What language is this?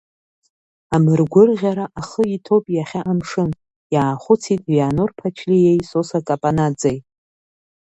Abkhazian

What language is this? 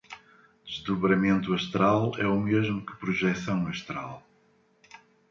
Portuguese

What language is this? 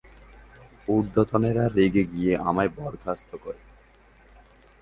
Bangla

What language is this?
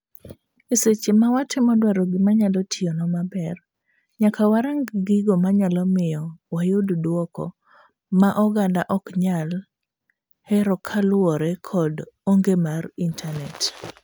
Luo (Kenya and Tanzania)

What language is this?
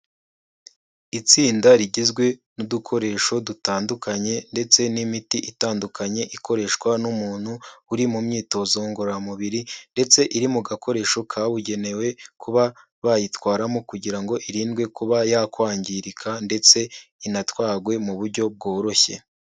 Kinyarwanda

